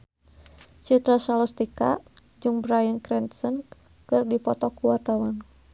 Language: Sundanese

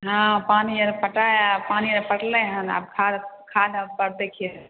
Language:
Maithili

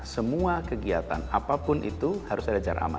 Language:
Indonesian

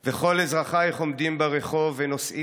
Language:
Hebrew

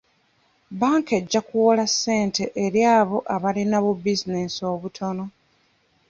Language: Ganda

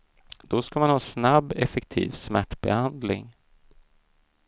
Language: Swedish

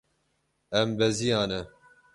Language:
Kurdish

